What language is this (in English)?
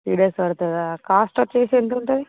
Telugu